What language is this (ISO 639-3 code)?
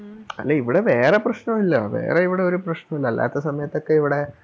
mal